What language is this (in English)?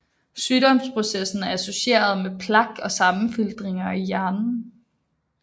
Danish